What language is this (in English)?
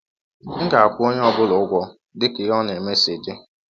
Igbo